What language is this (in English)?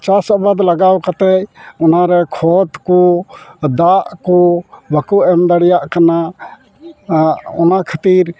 Santali